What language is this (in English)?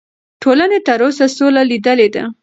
Pashto